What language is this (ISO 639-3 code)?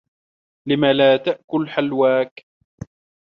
ara